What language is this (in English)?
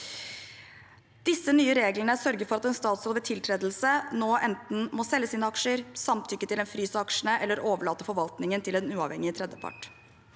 Norwegian